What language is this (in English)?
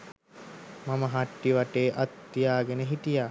Sinhala